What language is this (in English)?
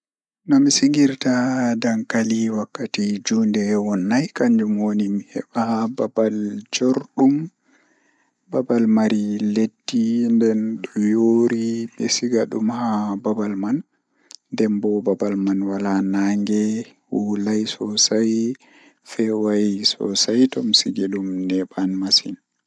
Fula